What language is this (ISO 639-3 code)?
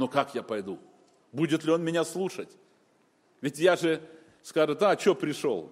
rus